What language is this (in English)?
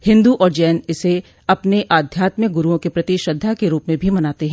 Hindi